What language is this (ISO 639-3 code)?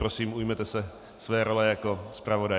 ces